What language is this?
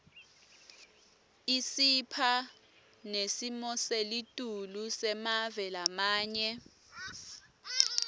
Swati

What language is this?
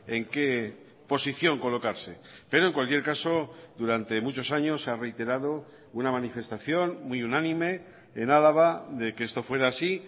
Spanish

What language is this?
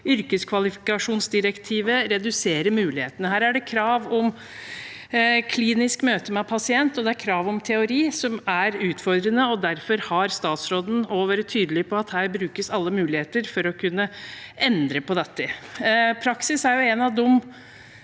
Norwegian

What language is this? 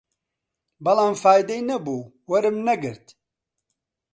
Central Kurdish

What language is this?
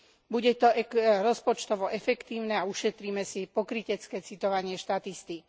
Slovak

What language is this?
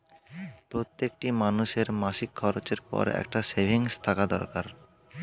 Bangla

